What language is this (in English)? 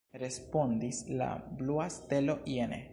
Esperanto